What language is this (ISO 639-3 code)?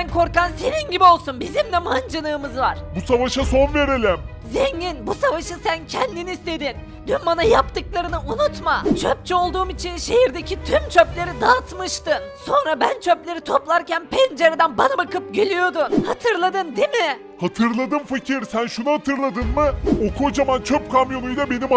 tur